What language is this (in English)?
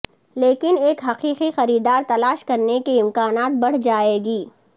Urdu